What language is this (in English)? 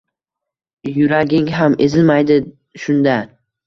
Uzbek